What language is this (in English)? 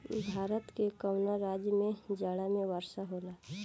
Bhojpuri